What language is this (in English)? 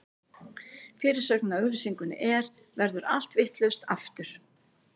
Icelandic